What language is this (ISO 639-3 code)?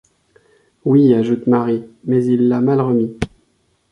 fra